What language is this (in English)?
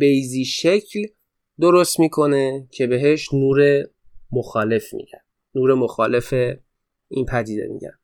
Persian